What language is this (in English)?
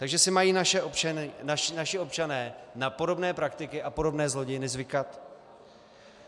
Czech